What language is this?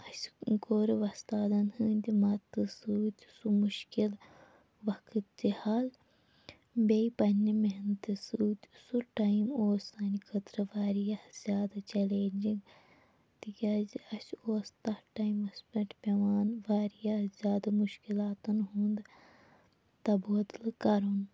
Kashmiri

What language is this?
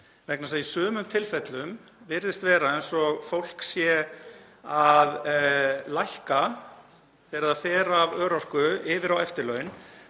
Icelandic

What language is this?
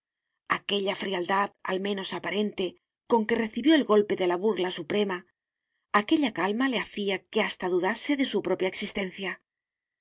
Spanish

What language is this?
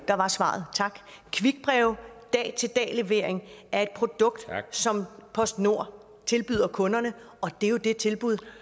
Danish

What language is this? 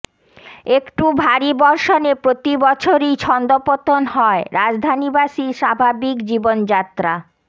Bangla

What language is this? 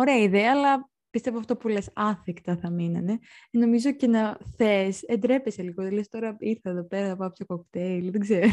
Greek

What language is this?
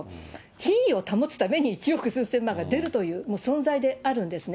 Japanese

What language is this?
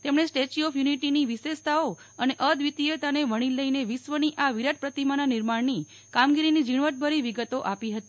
Gujarati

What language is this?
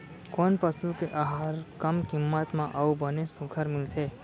Chhattisgarhi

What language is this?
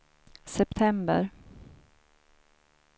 Swedish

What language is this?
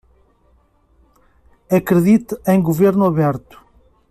Portuguese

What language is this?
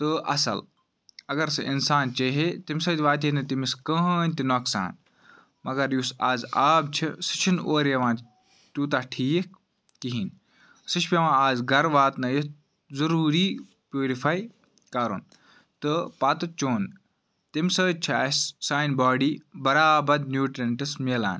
Kashmiri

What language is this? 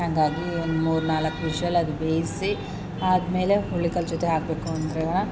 Kannada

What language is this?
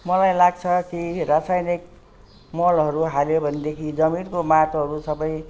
Nepali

